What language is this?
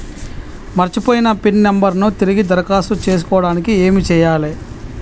Telugu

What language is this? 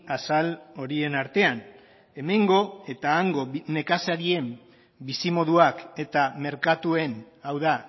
Basque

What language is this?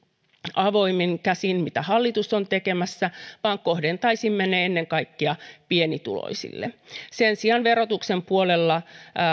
Finnish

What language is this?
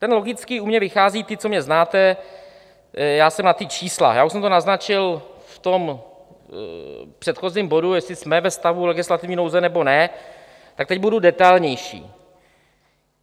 Czech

